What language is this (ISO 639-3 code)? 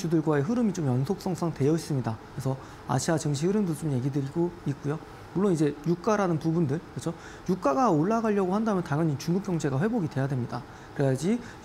kor